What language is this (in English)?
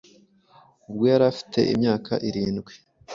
Kinyarwanda